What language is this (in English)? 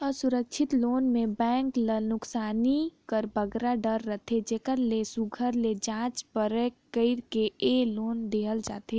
Chhattisgarhi